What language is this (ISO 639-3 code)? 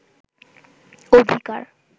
ben